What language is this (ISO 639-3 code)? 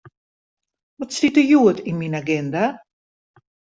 fry